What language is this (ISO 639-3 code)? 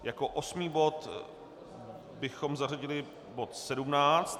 ces